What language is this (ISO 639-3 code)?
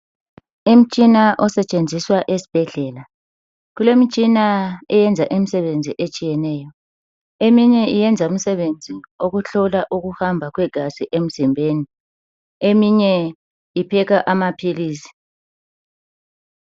nde